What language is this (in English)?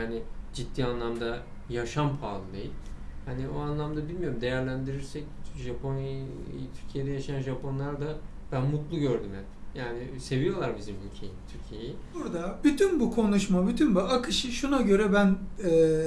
Turkish